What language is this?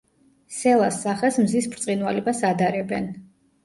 Georgian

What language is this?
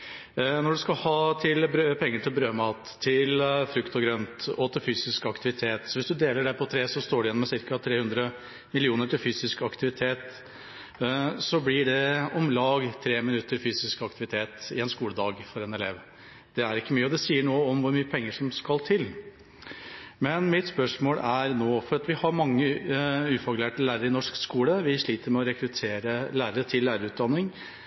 Norwegian Bokmål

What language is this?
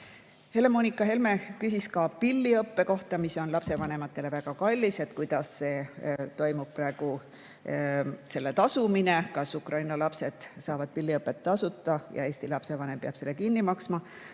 Estonian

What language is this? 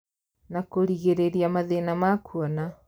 Kikuyu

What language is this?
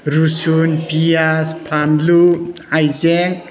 Bodo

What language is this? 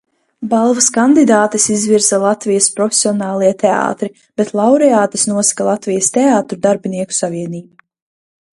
Latvian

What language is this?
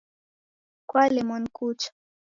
Taita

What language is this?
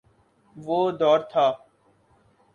Urdu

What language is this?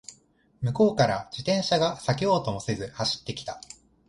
Japanese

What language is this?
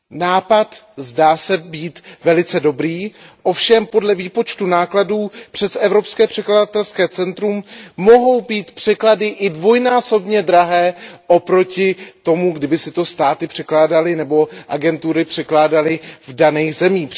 Czech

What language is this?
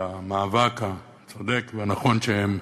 Hebrew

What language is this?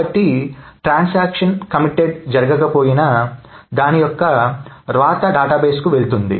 Telugu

